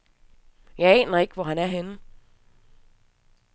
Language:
Danish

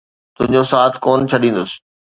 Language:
Sindhi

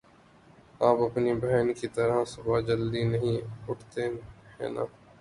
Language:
Urdu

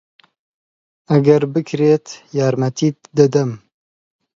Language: Central Kurdish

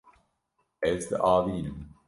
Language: Kurdish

